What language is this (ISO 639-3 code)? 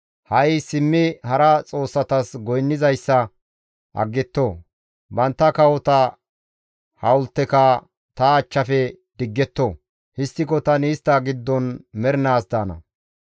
gmv